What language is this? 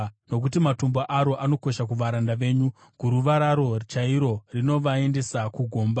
Shona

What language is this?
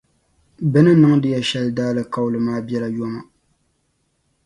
Dagbani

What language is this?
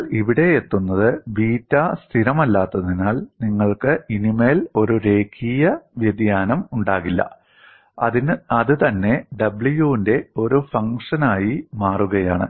Malayalam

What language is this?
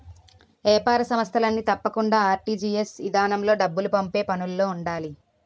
Telugu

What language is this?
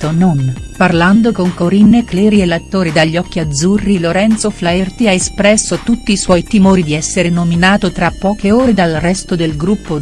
Italian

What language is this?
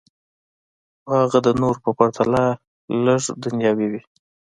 Pashto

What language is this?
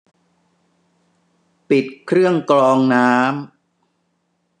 Thai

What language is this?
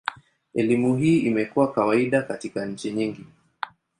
Swahili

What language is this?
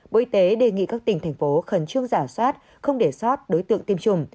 Vietnamese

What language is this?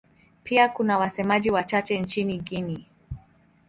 Swahili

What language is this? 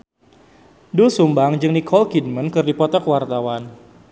Sundanese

